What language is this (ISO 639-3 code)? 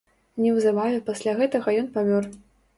bel